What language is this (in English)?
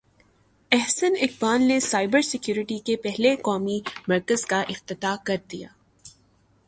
Urdu